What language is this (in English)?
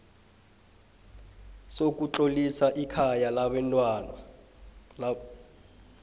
South Ndebele